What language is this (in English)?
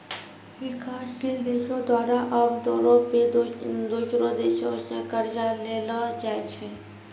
Maithili